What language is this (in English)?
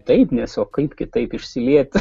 Lithuanian